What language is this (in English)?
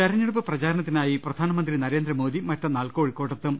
Malayalam